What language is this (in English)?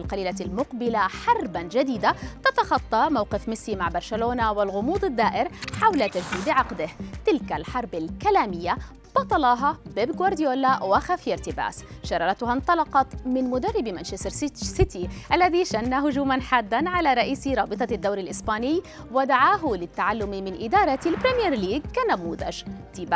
Arabic